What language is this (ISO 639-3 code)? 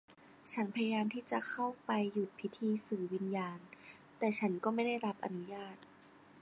tha